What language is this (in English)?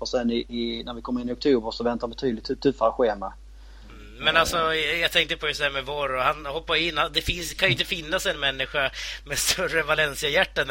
Swedish